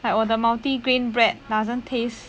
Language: English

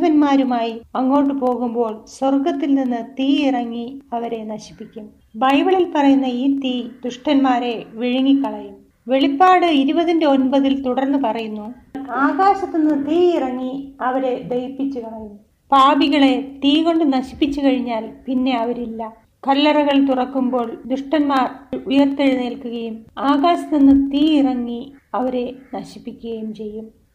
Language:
Malayalam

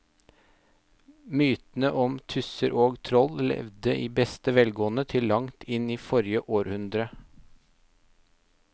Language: Norwegian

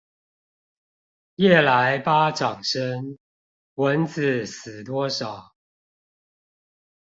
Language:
Chinese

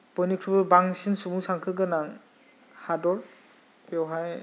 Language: Bodo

